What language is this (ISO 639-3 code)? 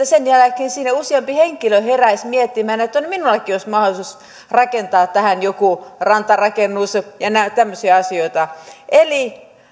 fin